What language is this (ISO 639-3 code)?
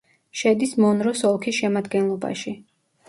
kat